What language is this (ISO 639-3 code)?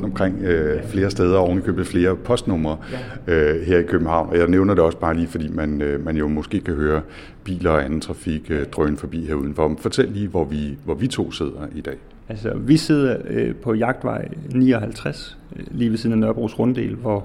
dan